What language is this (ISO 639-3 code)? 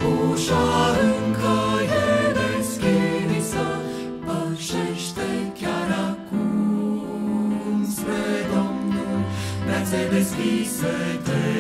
ron